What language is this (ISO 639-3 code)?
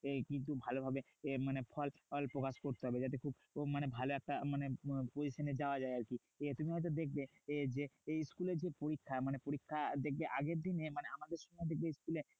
ben